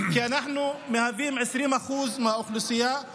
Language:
Hebrew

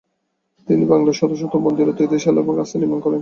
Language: Bangla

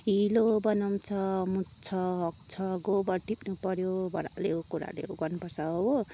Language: Nepali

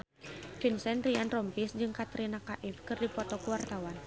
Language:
Sundanese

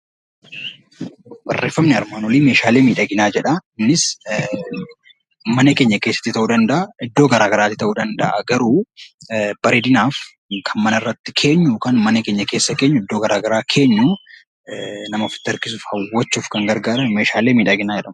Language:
Oromo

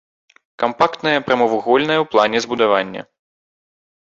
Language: Belarusian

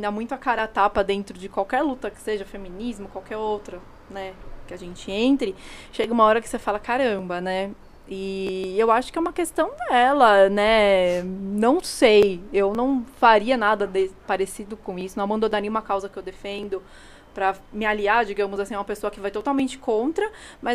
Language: Portuguese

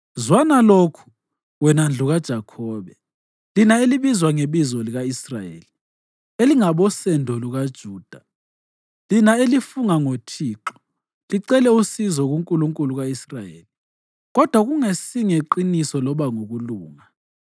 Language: North Ndebele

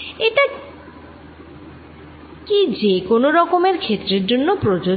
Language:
Bangla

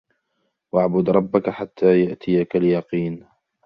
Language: Arabic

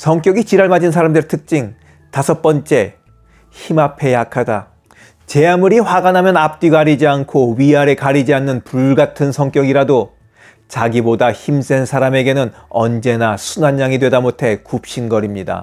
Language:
Korean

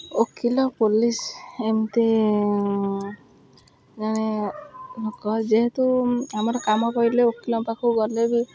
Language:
Odia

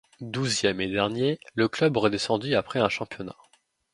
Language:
French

